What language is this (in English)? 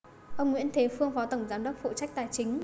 Vietnamese